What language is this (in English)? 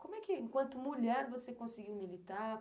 Portuguese